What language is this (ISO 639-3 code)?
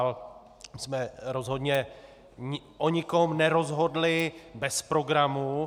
ces